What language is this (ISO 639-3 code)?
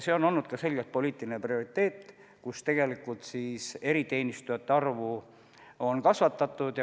est